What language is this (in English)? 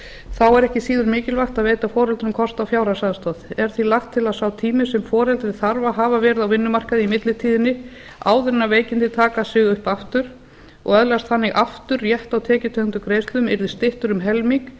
Icelandic